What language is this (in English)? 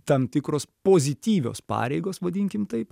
Lithuanian